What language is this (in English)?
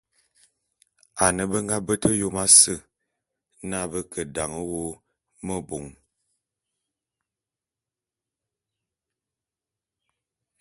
Bulu